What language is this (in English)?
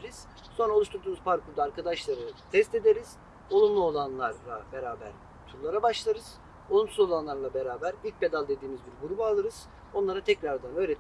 Turkish